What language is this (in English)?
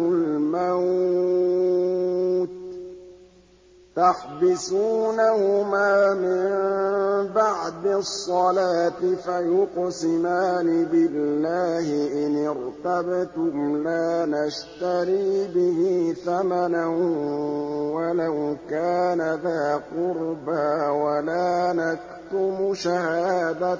Arabic